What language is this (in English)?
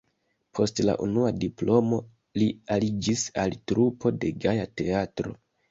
Esperanto